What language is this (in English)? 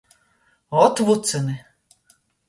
Latgalian